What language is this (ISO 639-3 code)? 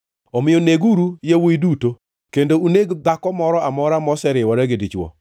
luo